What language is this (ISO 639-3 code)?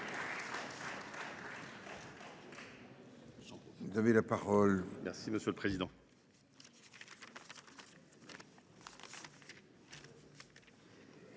fra